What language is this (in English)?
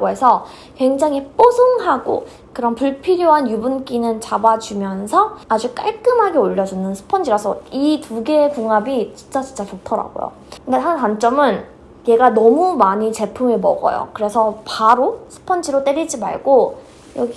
Korean